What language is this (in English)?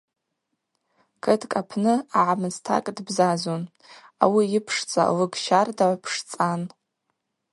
Abaza